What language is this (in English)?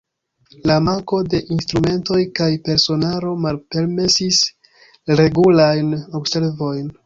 Esperanto